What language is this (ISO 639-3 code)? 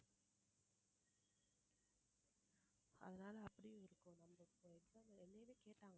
tam